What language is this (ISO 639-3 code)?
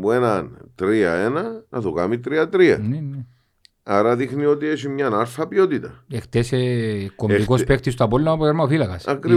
ell